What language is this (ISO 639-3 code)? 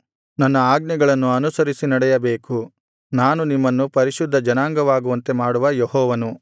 kan